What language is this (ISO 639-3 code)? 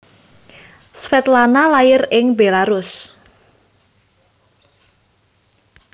jav